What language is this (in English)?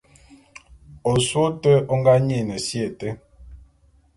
Bulu